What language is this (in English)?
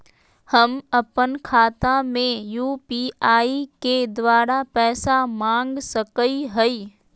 Magahi